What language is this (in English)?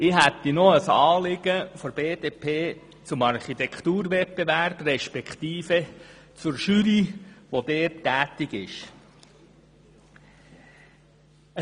Swiss German